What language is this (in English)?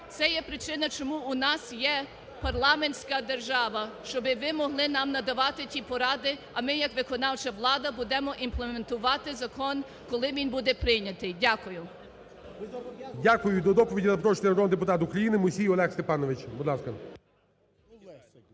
Ukrainian